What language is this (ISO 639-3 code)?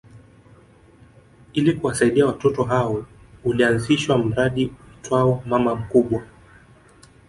swa